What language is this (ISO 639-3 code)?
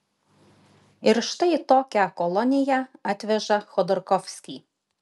lit